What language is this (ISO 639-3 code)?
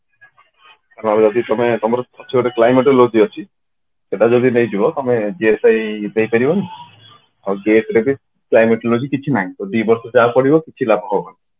ori